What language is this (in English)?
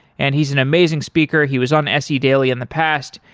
English